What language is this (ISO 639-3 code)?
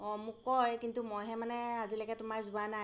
asm